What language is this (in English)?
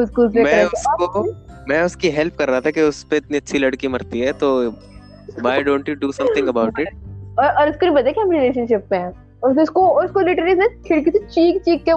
Hindi